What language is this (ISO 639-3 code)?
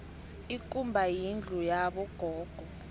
nbl